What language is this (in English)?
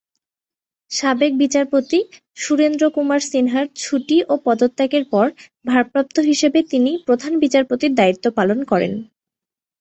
Bangla